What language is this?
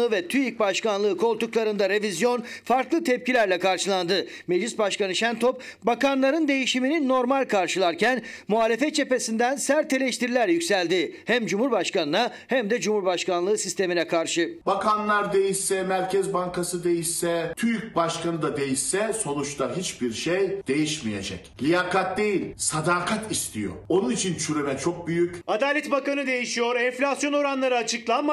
Turkish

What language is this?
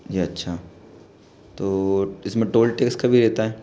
Hindi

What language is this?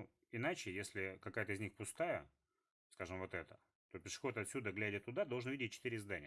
Russian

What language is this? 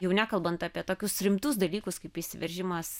Lithuanian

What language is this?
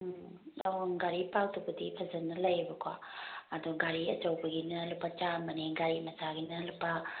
Manipuri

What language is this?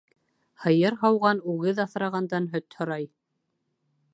Bashkir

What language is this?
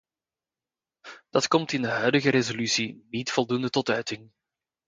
Dutch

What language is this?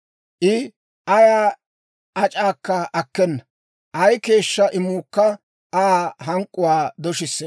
Dawro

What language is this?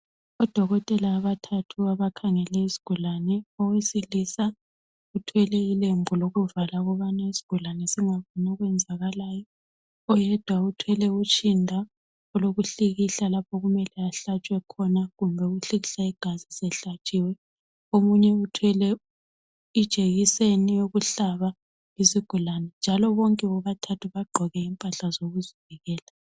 North Ndebele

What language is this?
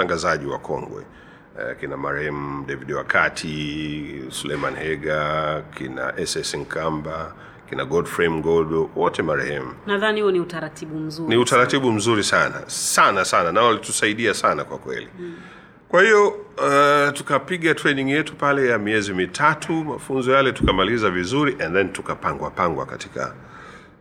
Swahili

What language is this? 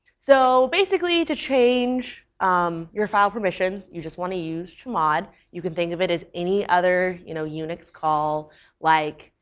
English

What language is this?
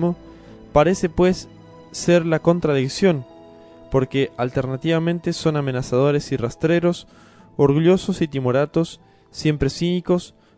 Spanish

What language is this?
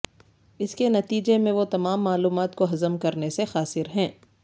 Urdu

